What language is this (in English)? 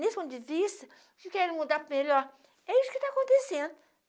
Portuguese